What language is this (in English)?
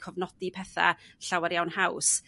Welsh